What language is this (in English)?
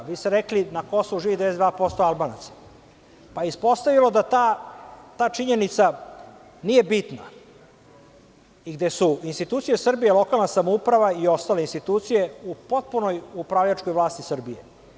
Serbian